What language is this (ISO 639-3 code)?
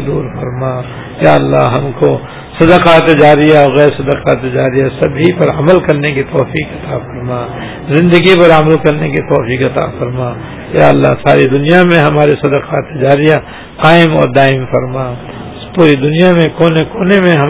urd